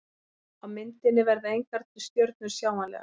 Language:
Icelandic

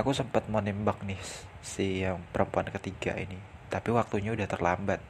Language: Indonesian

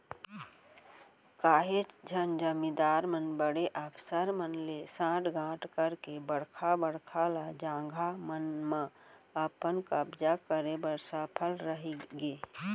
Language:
Chhattisgarhi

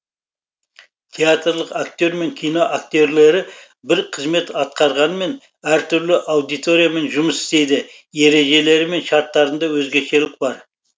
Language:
Kazakh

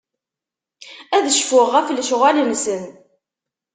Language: Kabyle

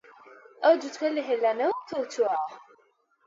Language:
Central Kurdish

